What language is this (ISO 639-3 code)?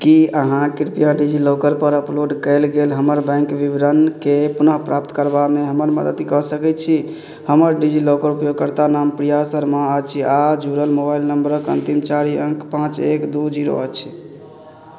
mai